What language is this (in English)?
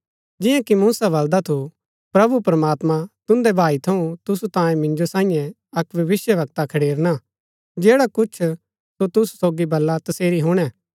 Gaddi